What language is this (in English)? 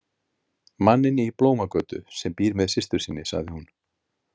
Icelandic